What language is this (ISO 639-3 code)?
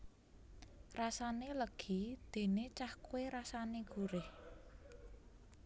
jav